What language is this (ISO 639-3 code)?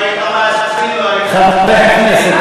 heb